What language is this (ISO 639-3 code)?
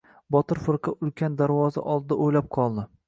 uzb